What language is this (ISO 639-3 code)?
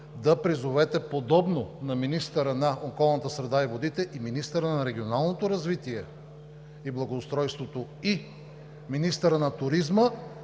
bul